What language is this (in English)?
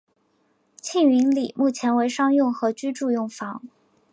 Chinese